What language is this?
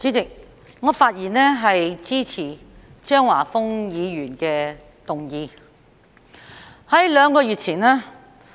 Cantonese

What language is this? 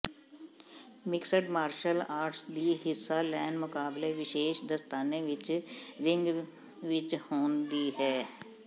Punjabi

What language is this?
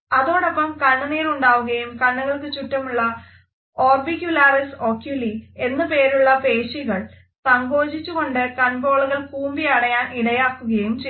Malayalam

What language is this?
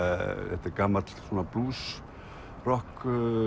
Icelandic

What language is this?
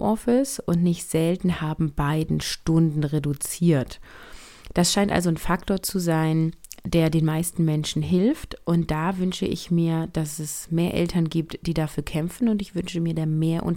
German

